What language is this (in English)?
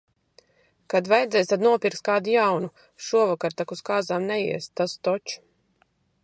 Latvian